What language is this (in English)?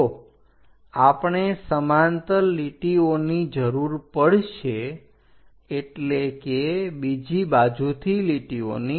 Gujarati